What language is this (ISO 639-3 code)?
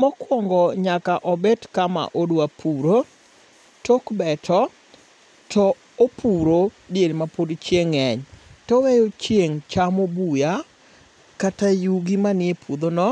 luo